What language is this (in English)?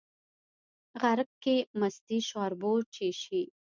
Pashto